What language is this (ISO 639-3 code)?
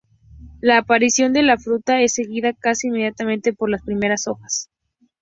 spa